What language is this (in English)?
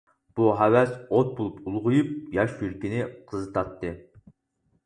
Uyghur